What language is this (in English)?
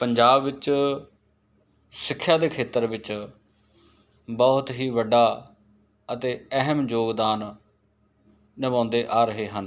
Punjabi